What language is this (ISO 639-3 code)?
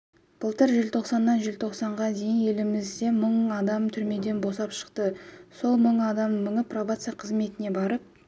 kaz